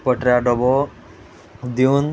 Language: Konkani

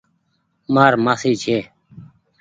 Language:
Goaria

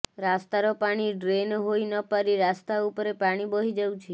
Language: Odia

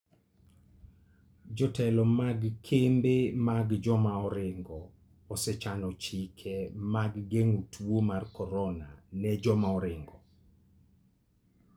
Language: Luo (Kenya and Tanzania)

